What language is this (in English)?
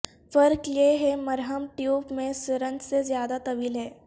Urdu